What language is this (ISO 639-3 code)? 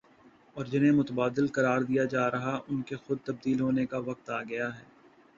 urd